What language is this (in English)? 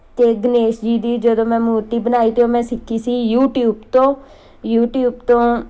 Punjabi